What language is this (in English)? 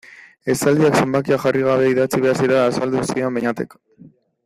Basque